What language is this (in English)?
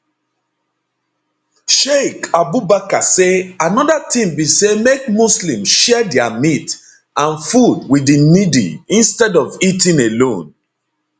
Nigerian Pidgin